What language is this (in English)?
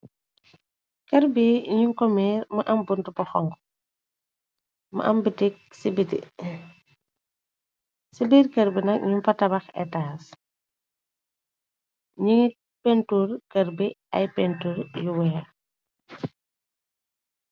Wolof